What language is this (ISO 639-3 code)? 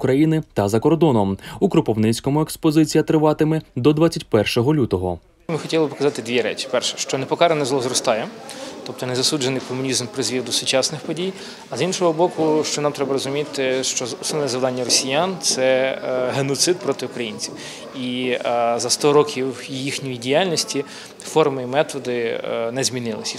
ukr